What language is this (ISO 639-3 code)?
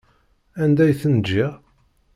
kab